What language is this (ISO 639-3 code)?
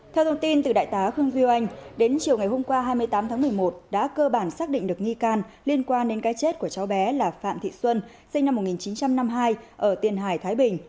vie